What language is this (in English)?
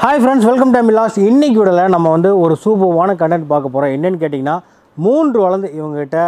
Tamil